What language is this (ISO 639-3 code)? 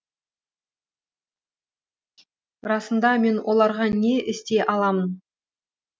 kaz